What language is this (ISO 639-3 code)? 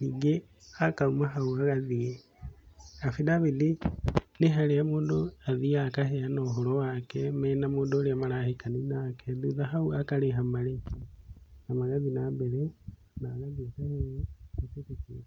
kik